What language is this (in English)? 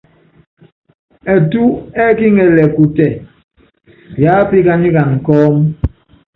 Yangben